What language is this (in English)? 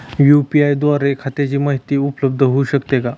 Marathi